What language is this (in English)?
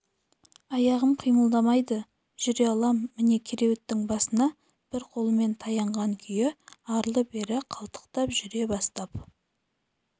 Kazakh